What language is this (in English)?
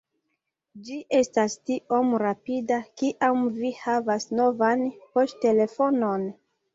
Esperanto